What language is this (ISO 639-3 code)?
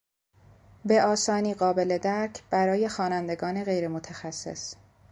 fas